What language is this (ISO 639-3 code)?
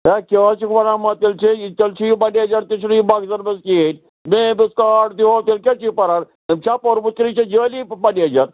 kas